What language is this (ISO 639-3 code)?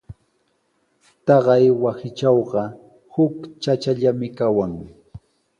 qws